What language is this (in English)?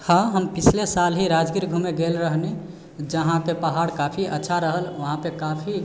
Maithili